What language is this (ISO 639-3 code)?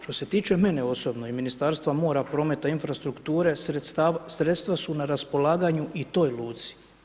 hrv